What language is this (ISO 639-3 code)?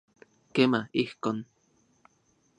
ncx